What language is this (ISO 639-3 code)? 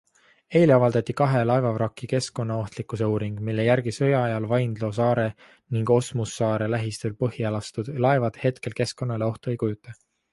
est